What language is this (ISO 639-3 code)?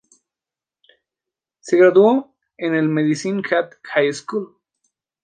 spa